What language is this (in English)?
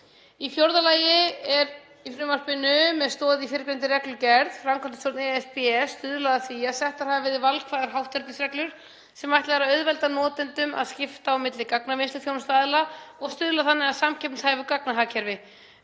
Icelandic